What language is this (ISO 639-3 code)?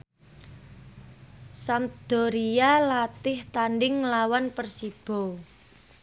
jav